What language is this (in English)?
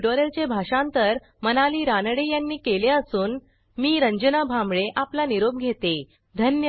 Marathi